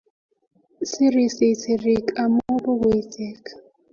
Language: Kalenjin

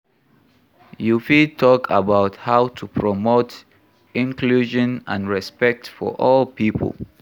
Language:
Nigerian Pidgin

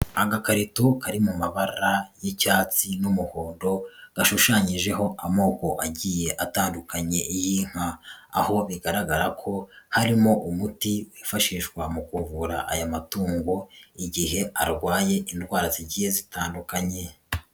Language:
Kinyarwanda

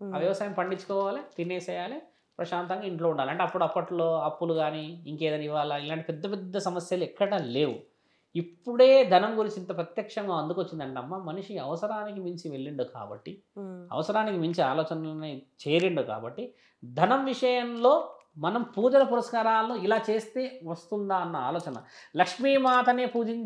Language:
Telugu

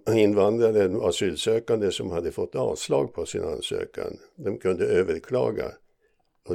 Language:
Swedish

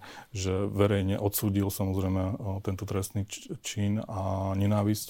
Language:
Slovak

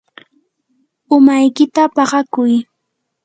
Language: Yanahuanca Pasco Quechua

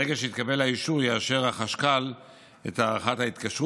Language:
Hebrew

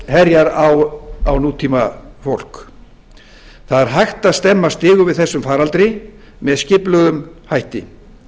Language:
Icelandic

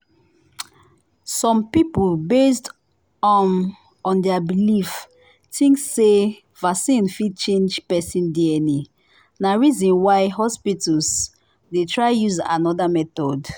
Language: Nigerian Pidgin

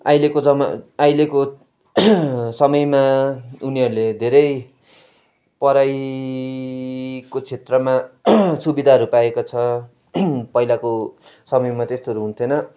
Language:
Nepali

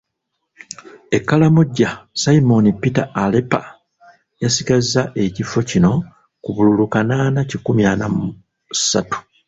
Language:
Ganda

